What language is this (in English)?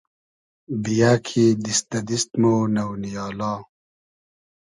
Hazaragi